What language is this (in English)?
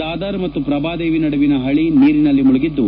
Kannada